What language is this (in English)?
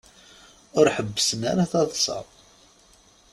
Kabyle